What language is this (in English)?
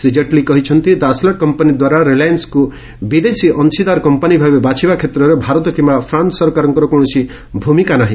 Odia